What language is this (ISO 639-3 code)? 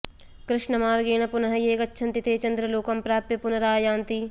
san